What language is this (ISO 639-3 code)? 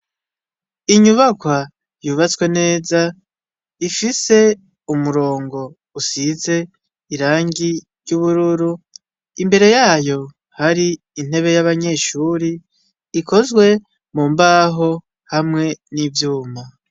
run